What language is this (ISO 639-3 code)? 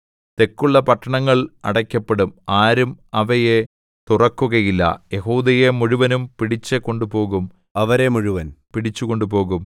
mal